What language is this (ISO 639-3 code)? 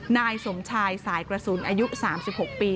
tha